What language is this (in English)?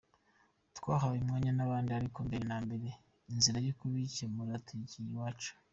Kinyarwanda